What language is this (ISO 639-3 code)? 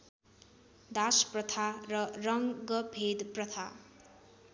nep